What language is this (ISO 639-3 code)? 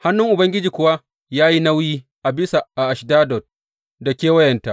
hau